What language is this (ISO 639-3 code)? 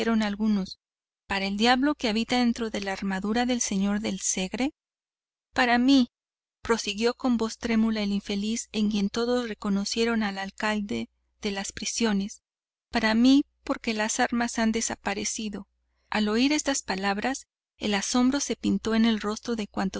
spa